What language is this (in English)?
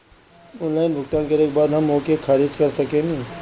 Bhojpuri